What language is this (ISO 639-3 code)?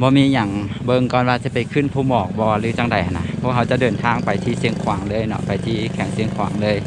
tha